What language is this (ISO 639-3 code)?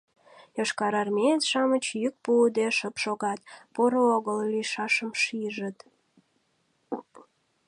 chm